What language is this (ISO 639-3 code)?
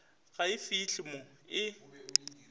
nso